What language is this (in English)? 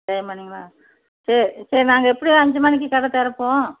Tamil